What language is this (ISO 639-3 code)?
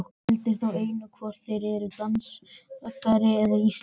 isl